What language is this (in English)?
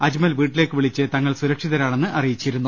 Malayalam